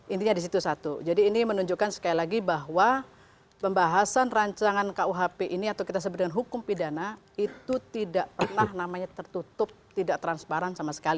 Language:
Indonesian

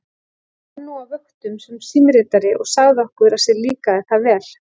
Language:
Icelandic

